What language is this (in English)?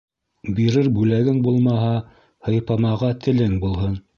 Bashkir